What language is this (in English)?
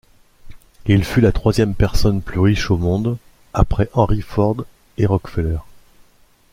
French